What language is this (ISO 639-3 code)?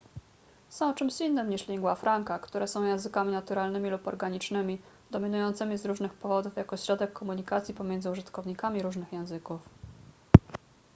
pol